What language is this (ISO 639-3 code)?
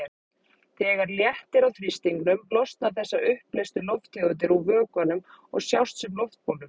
isl